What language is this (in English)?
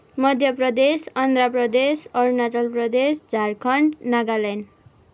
Nepali